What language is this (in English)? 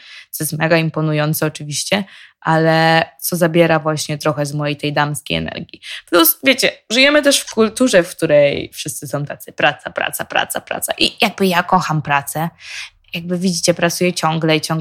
Polish